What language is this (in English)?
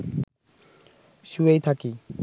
Bangla